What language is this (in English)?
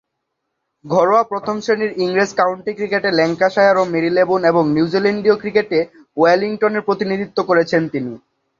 Bangla